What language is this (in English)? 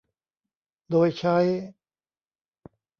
Thai